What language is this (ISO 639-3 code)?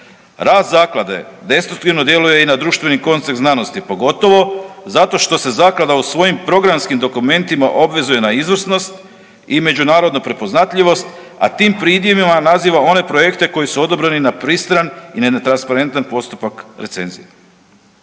hrv